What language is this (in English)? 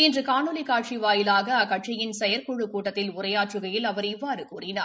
Tamil